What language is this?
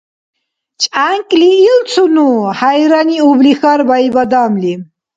Dargwa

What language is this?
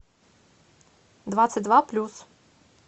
Russian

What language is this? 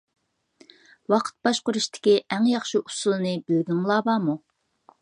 Uyghur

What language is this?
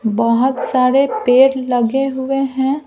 Hindi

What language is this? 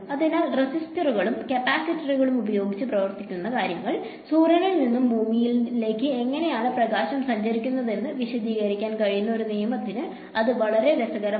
Malayalam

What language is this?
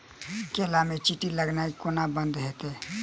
Maithili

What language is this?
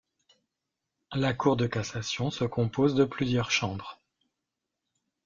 French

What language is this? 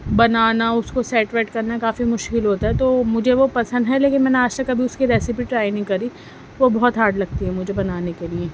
Urdu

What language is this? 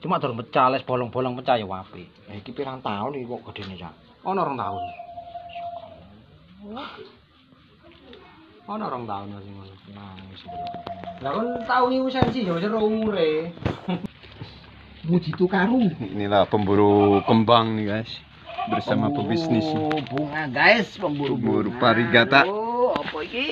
Indonesian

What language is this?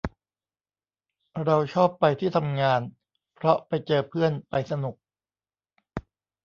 Thai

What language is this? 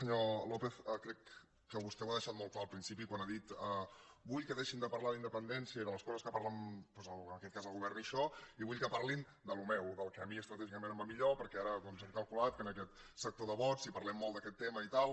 Catalan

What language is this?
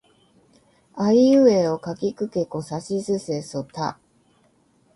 Japanese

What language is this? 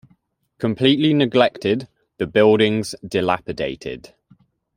English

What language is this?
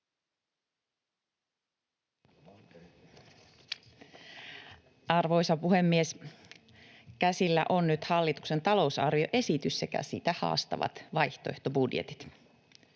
Finnish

